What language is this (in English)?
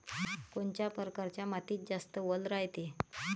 Marathi